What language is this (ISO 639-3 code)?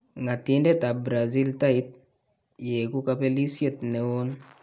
kln